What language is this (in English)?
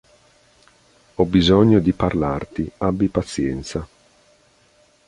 Italian